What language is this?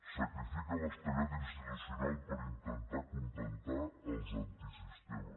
Catalan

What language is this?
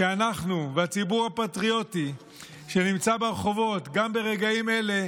Hebrew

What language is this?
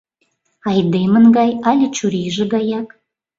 Mari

